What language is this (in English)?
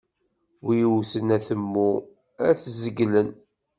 Kabyle